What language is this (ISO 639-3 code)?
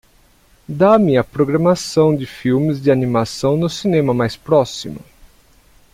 por